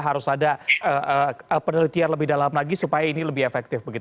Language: Indonesian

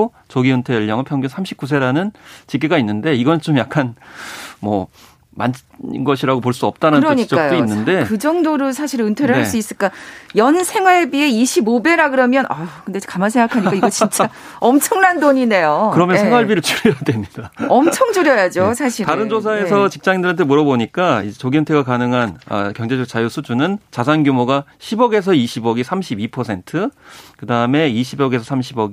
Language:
Korean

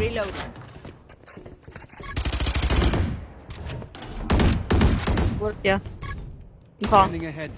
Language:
Vietnamese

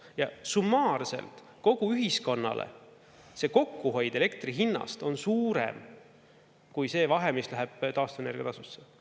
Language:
Estonian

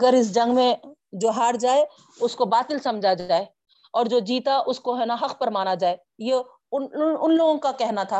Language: Urdu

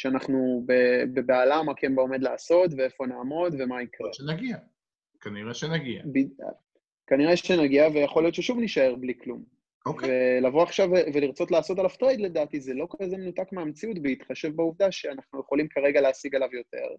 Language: Hebrew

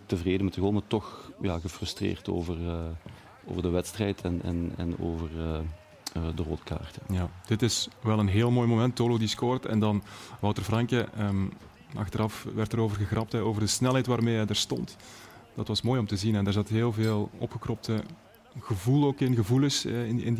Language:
Dutch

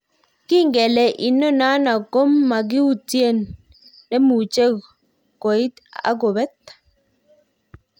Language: Kalenjin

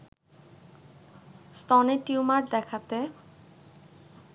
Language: Bangla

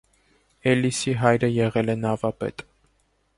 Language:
Armenian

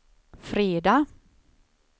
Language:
Swedish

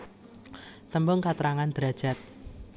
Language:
Javanese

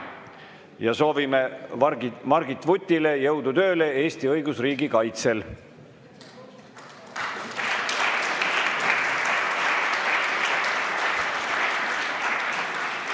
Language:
Estonian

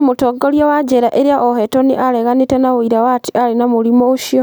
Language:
Kikuyu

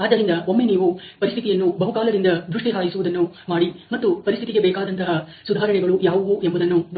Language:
Kannada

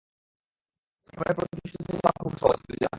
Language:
Bangla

